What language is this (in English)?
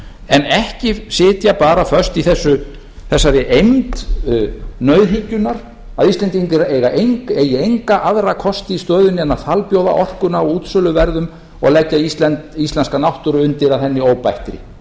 Icelandic